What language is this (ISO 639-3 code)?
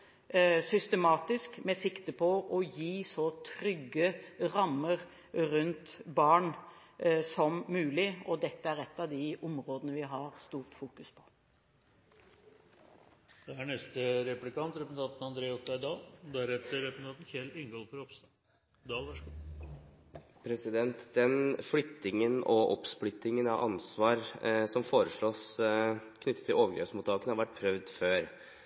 nob